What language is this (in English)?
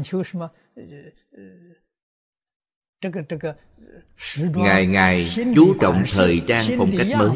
Vietnamese